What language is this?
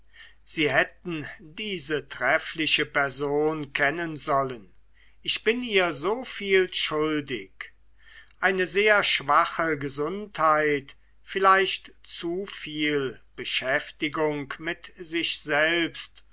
German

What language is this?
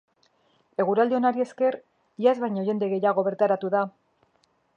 Basque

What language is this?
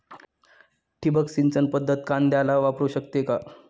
Marathi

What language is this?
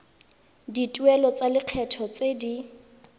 Tswana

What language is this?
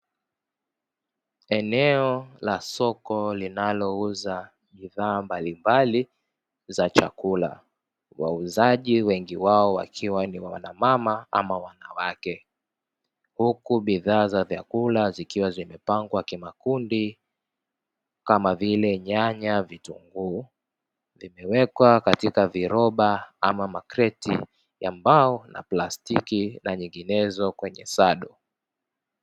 Swahili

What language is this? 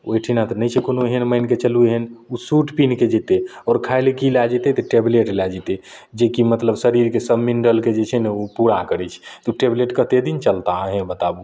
Maithili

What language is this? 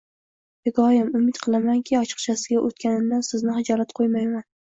Uzbek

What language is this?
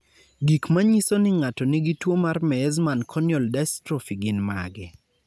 Luo (Kenya and Tanzania)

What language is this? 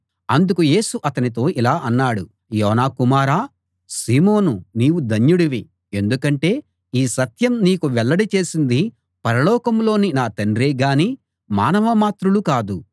Telugu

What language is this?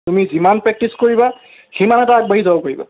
Assamese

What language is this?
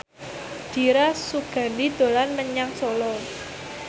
Javanese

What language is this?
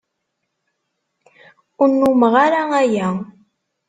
Kabyle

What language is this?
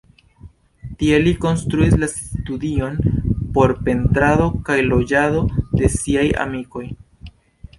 Esperanto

